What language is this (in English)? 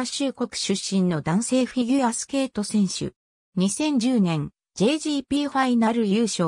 Japanese